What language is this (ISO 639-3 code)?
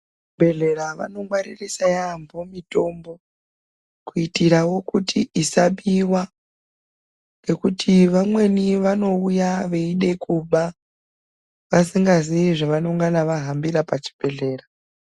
ndc